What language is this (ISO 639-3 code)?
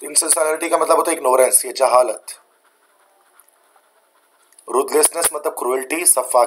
hin